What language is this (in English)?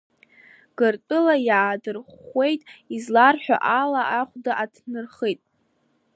Abkhazian